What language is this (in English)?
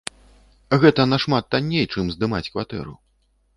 Belarusian